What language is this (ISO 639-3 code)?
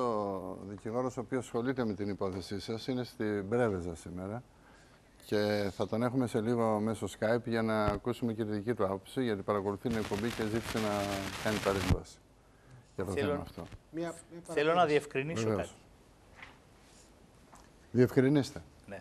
ell